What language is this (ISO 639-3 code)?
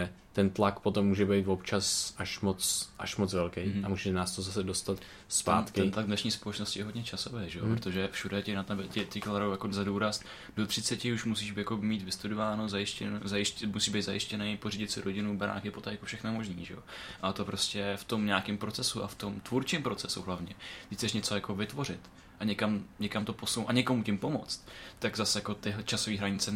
ces